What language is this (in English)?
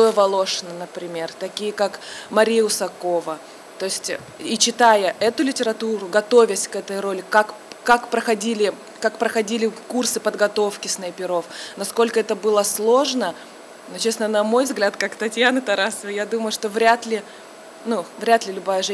Russian